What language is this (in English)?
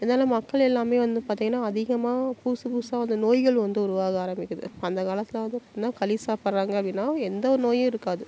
Tamil